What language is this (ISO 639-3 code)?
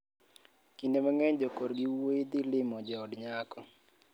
luo